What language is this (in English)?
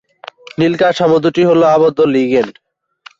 Bangla